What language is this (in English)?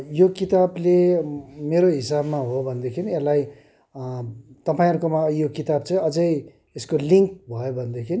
Nepali